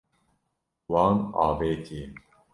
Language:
Kurdish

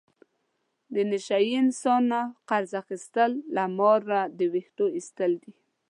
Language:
Pashto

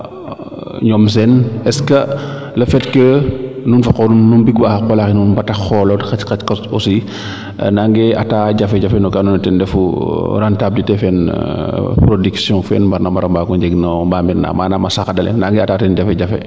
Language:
Serer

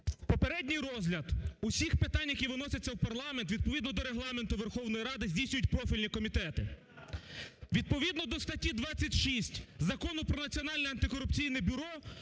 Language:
Ukrainian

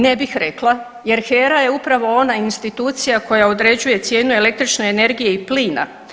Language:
Croatian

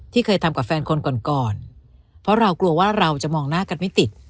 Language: Thai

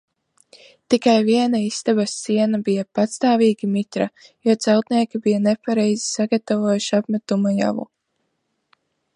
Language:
Latvian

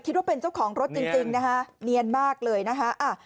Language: Thai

